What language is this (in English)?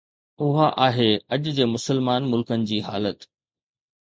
Sindhi